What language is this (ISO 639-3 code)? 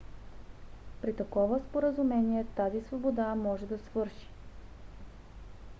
bul